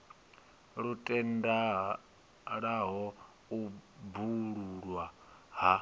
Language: Venda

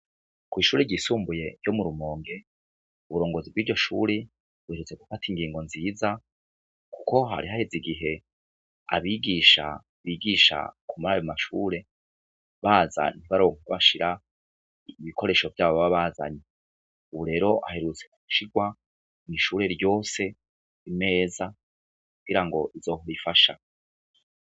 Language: Rundi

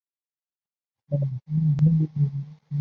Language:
Chinese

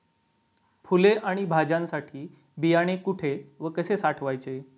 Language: Marathi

